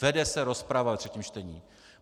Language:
Czech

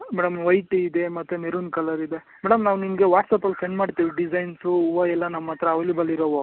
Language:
Kannada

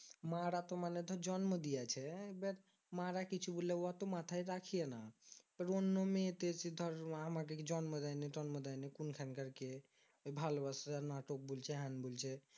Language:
Bangla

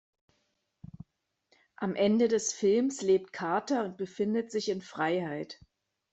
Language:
German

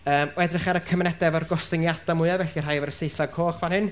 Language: Welsh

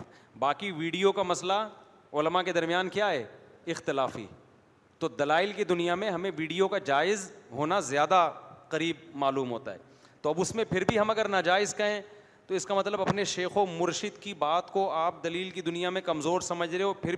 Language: Urdu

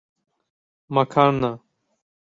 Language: Turkish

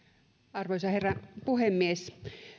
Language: Finnish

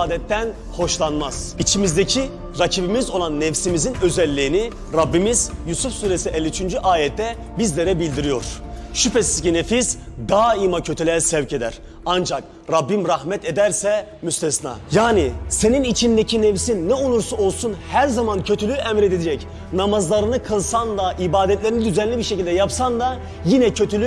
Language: Turkish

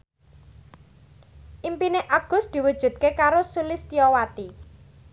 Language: Javanese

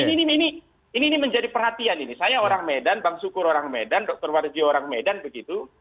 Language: Indonesian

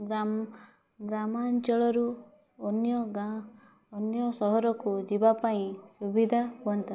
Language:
Odia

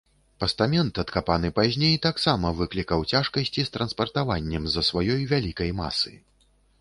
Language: Belarusian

